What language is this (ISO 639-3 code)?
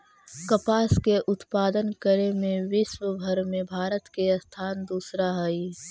mag